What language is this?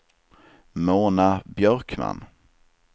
Swedish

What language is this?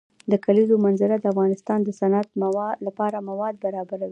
Pashto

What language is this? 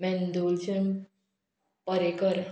Konkani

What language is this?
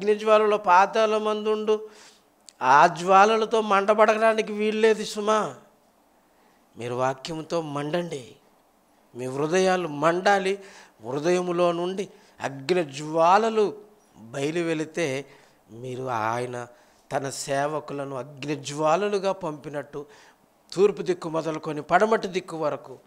Telugu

